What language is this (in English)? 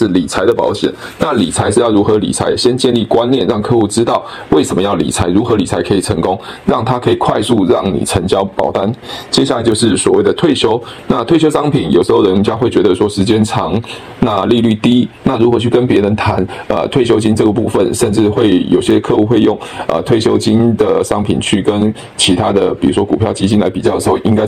Chinese